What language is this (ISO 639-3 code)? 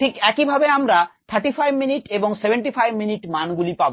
ben